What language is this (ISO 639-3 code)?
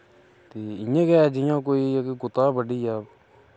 doi